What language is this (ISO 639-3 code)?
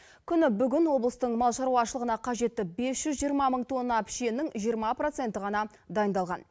kaz